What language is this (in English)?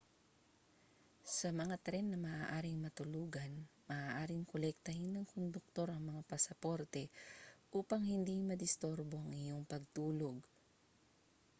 Filipino